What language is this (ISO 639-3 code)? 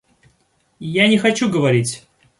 rus